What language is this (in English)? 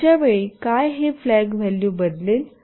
Marathi